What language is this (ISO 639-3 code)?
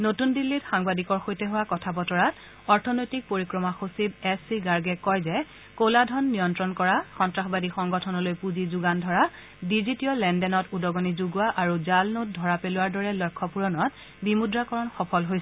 asm